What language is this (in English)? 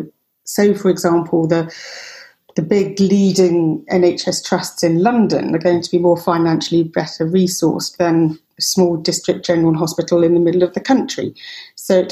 English